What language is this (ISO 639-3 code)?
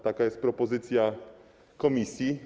pol